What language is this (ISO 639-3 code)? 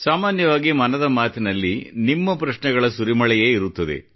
kan